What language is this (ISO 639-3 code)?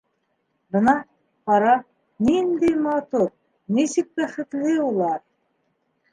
bak